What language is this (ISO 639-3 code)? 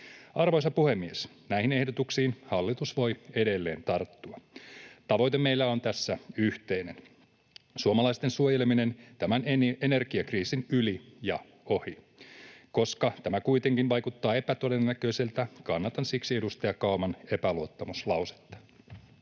fin